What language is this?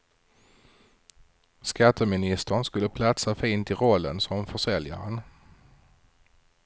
Swedish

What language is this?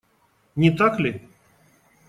Russian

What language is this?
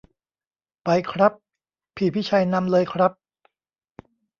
Thai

